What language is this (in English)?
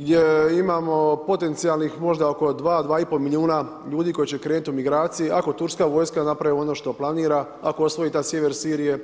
Croatian